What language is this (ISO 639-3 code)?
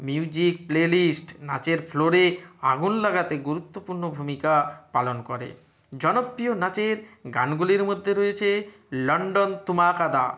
ben